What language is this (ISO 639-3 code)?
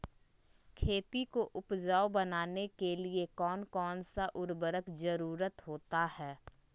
mag